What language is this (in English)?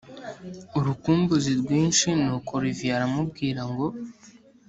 Kinyarwanda